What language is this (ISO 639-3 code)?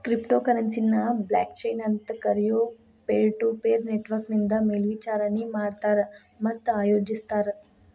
kan